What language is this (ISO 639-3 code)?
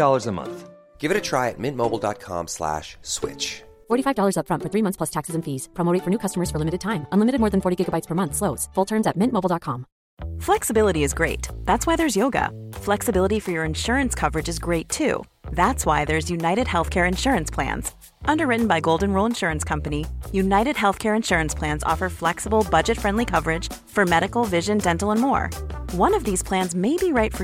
swe